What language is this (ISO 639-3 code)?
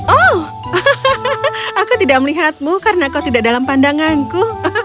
ind